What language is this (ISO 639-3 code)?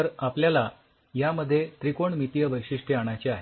mar